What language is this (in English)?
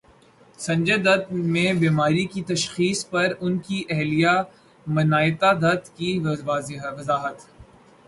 Urdu